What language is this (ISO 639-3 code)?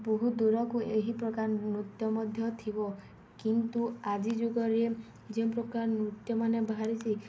ori